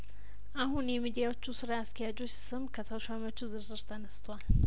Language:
Amharic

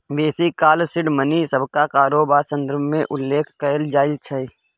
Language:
Maithili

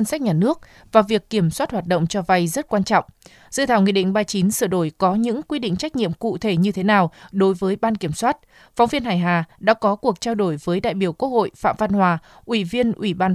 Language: Vietnamese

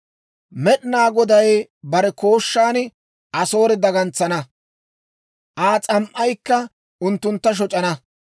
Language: Dawro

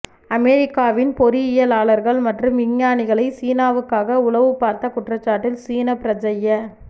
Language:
Tamil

